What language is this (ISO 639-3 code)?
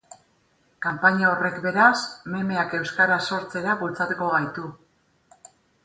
eus